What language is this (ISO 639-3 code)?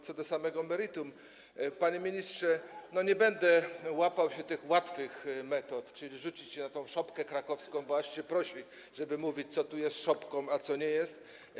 pol